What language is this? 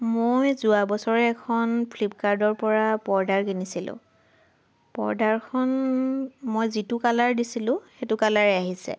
Assamese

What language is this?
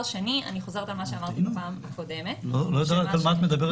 Hebrew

